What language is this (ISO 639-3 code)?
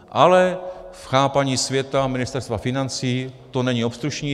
ces